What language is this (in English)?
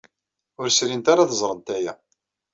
Kabyle